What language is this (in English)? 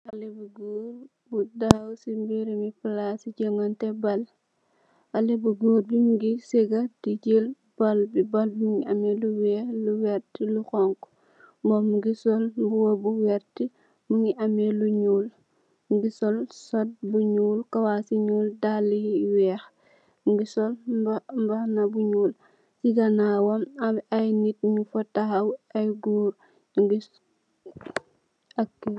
Wolof